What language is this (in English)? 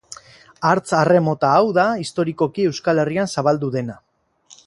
Basque